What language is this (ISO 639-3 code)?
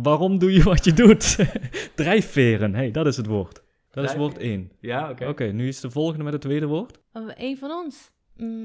nld